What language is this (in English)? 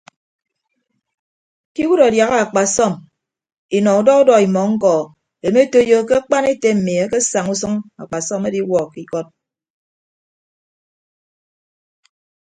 Ibibio